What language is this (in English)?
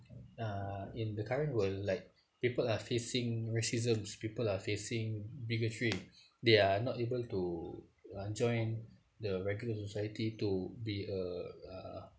English